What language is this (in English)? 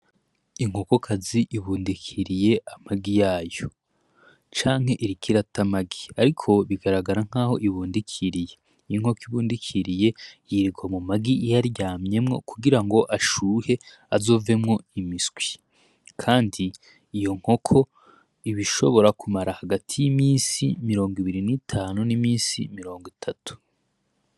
Rundi